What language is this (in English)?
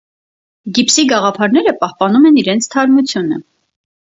Armenian